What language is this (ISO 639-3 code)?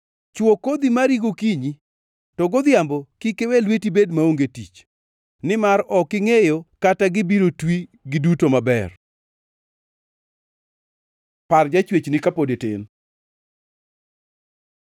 luo